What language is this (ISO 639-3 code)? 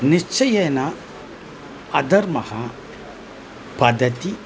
san